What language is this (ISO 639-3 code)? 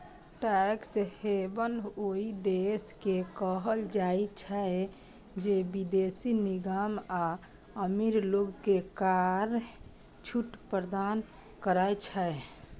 mai